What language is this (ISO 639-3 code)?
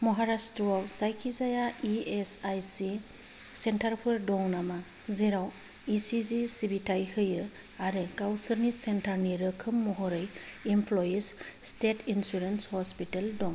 brx